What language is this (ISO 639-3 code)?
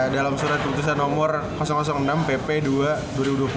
ind